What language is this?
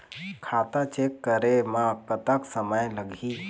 Chhattisgarhi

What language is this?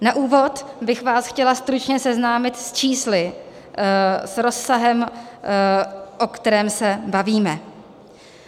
Czech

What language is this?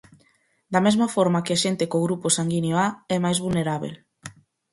Galician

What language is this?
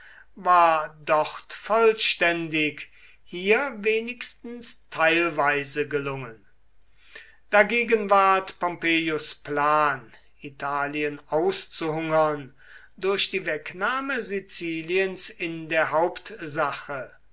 German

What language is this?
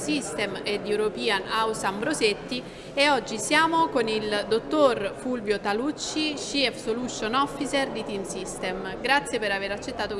Italian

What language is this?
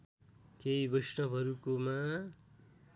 Nepali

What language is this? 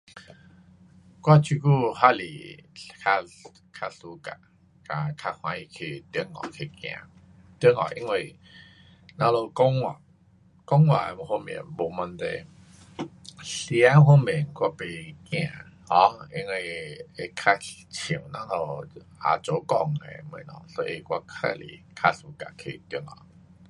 Pu-Xian Chinese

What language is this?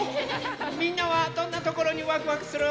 Japanese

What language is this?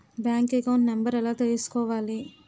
Telugu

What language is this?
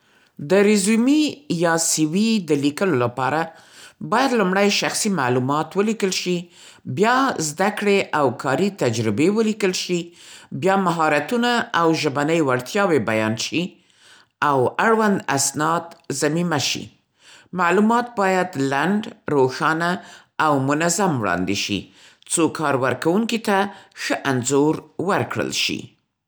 Central Pashto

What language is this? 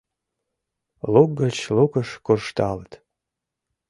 Mari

